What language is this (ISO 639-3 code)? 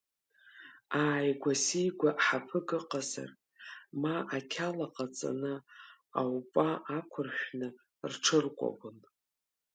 abk